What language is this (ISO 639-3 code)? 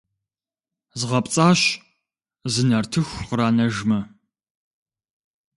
kbd